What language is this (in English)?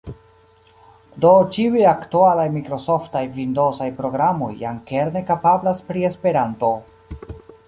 Esperanto